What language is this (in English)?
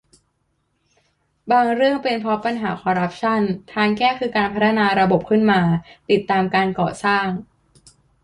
Thai